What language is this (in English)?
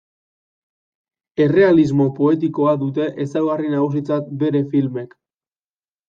Basque